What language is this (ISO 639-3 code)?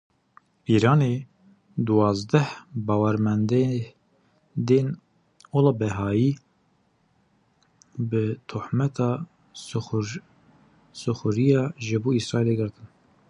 kur